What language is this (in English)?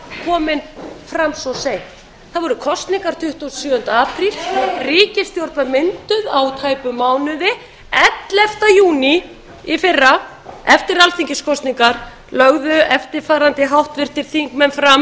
Icelandic